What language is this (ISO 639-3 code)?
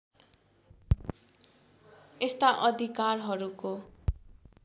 nep